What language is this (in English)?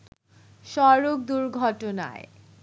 Bangla